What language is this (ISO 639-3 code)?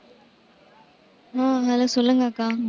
tam